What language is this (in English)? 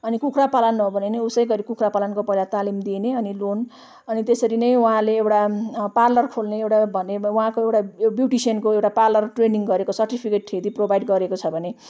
Nepali